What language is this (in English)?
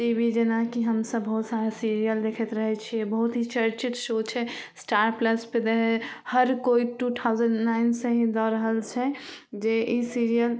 Maithili